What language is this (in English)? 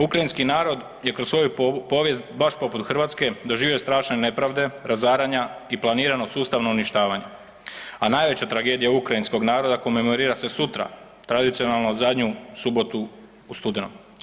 Croatian